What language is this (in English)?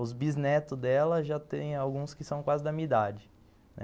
Portuguese